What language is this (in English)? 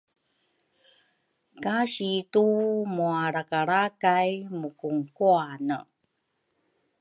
Rukai